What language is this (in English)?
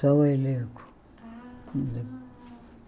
Portuguese